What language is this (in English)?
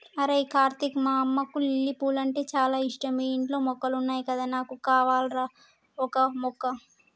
Telugu